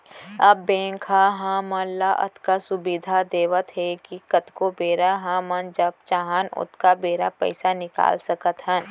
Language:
Chhattisgarhi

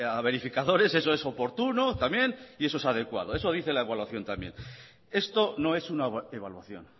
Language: Spanish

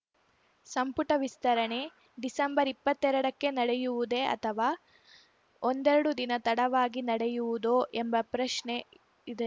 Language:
Kannada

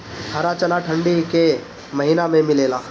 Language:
Bhojpuri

